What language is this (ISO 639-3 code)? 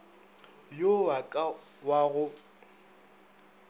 nso